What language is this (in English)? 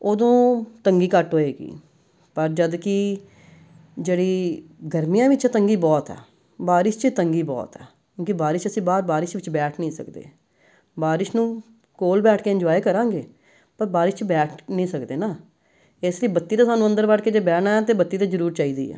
Punjabi